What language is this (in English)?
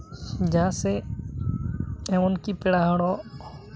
Santali